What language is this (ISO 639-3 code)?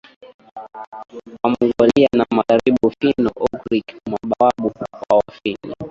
swa